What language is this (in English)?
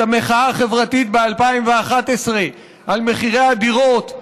Hebrew